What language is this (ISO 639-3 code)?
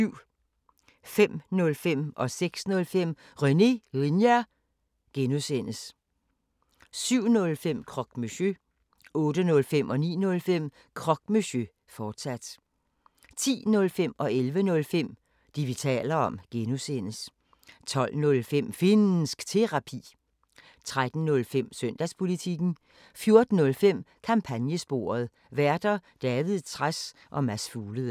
dan